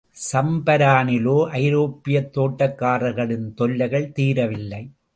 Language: Tamil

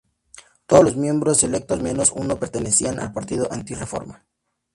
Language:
Spanish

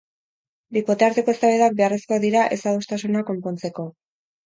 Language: Basque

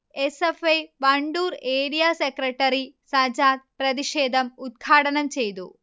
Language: Malayalam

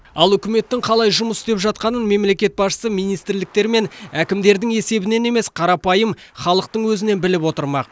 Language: Kazakh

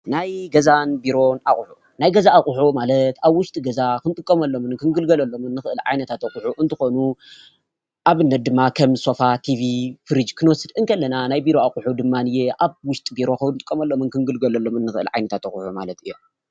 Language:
Tigrinya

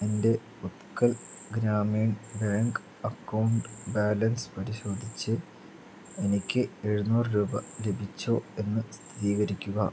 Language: Malayalam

